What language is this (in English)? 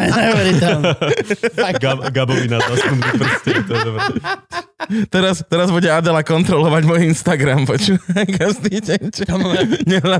Slovak